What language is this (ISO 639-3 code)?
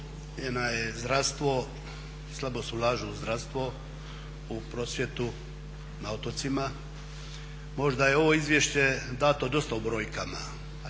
hrv